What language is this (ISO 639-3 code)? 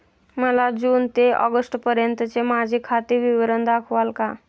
mar